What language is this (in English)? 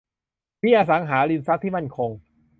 Thai